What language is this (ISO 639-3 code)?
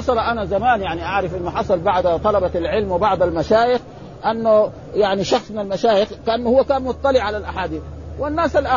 ara